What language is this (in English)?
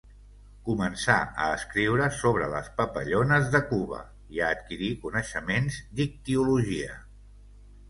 Catalan